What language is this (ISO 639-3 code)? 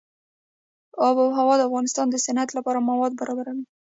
pus